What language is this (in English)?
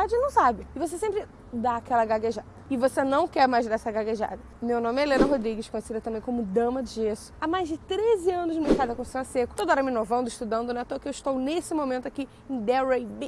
Portuguese